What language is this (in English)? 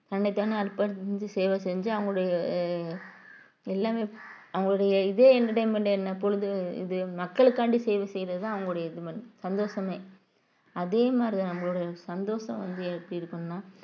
Tamil